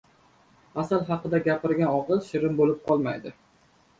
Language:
Uzbek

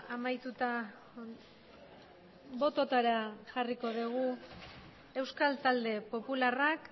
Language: Basque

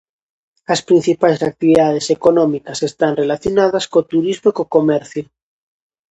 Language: Galician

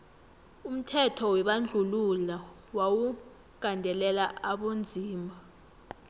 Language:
South Ndebele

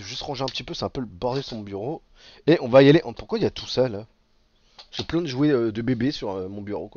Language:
French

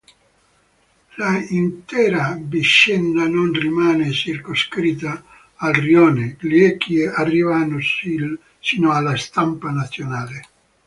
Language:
Italian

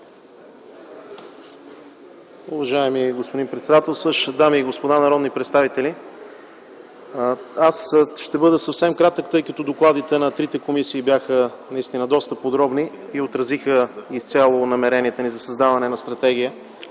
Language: Bulgarian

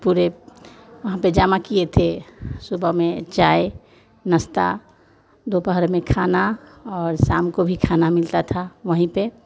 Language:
Hindi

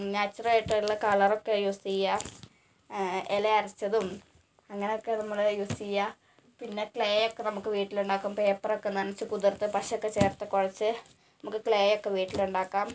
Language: Malayalam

